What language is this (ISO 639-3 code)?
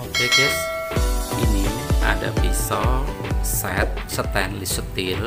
ind